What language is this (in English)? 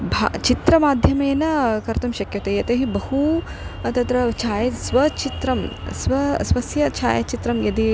Sanskrit